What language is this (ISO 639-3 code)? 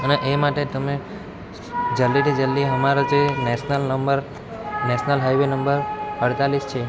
guj